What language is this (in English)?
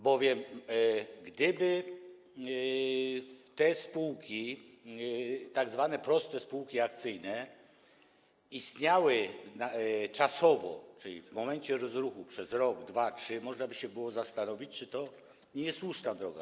Polish